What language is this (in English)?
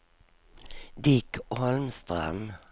Swedish